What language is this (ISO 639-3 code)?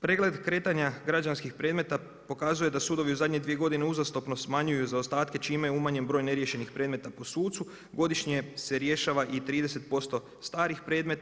hrv